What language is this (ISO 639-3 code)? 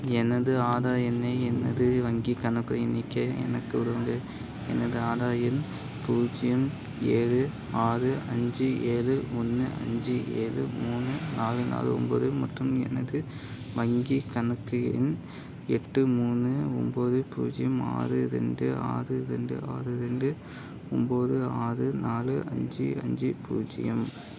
tam